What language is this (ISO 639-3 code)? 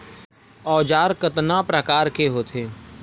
hne